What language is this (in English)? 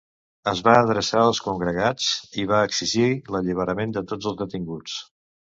Catalan